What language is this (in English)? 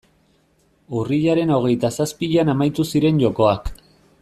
Basque